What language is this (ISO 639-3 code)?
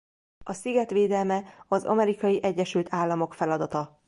hun